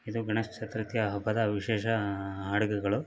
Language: Kannada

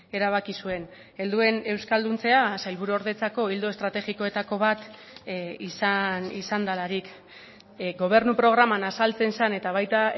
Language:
Basque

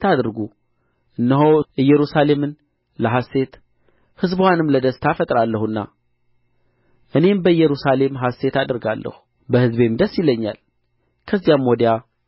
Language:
Amharic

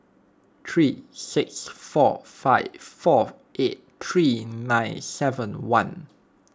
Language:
English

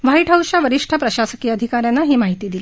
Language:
Marathi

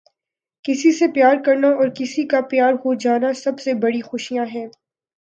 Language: Urdu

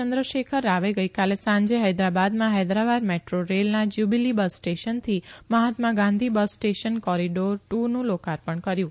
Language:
Gujarati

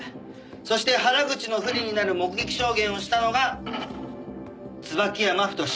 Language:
Japanese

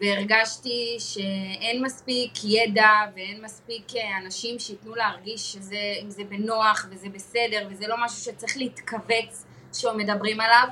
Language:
Hebrew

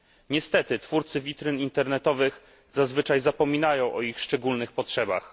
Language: Polish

